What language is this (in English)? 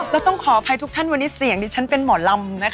Thai